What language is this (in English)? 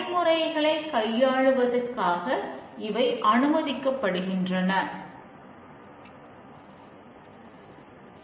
Tamil